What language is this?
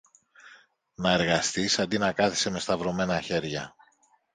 Greek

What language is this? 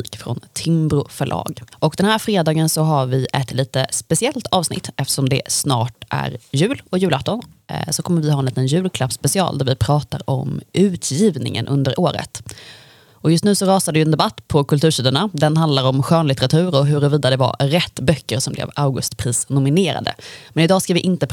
Swedish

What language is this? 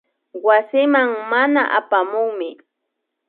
Imbabura Highland Quichua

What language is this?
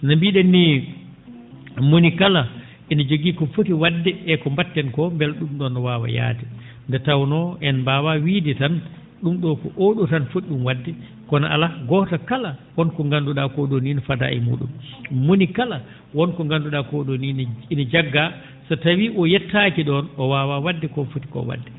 Fula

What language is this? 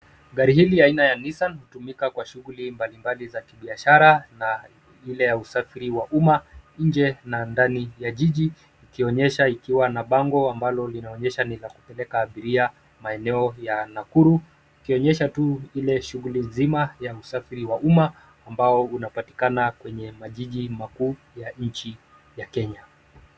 Swahili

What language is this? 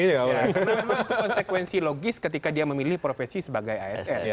Indonesian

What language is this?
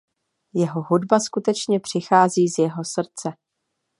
Czech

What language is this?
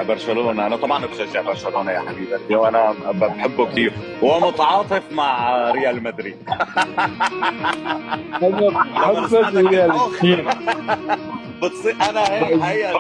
Arabic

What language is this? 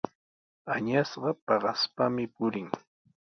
Sihuas Ancash Quechua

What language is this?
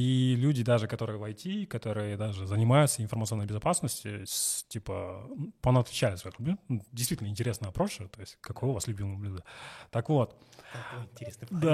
Russian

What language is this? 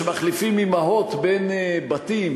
Hebrew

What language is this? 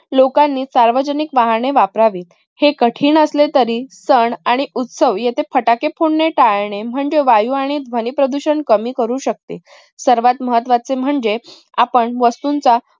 Marathi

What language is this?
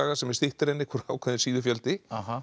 Icelandic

